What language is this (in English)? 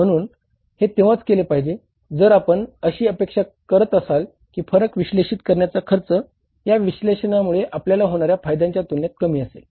Marathi